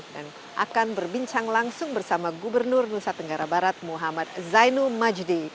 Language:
Indonesian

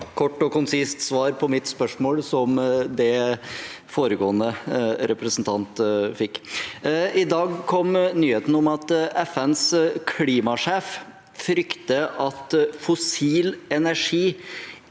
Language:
Norwegian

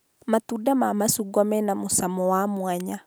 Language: Kikuyu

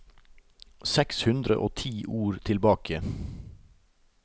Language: Norwegian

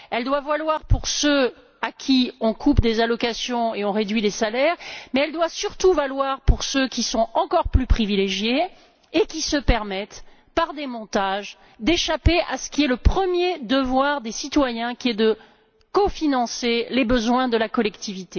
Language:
French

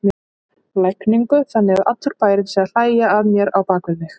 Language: Icelandic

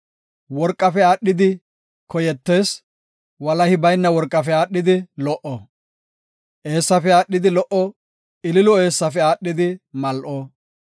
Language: Gofa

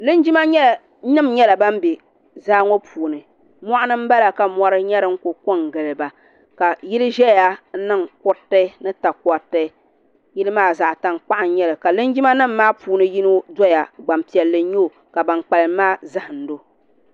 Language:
Dagbani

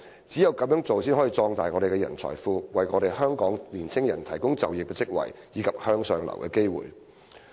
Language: Cantonese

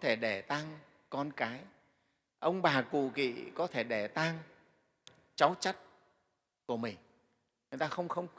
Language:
Vietnamese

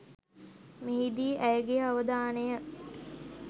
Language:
Sinhala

